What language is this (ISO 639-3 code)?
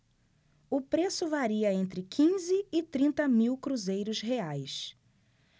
por